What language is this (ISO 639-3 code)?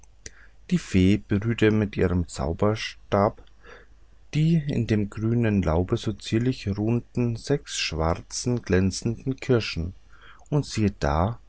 deu